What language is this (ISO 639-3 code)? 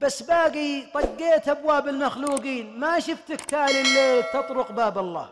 ara